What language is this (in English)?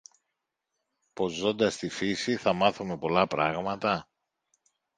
Greek